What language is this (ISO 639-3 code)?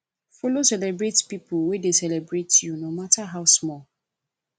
pcm